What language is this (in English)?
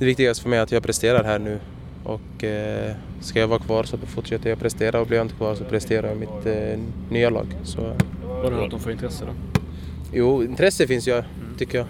Swedish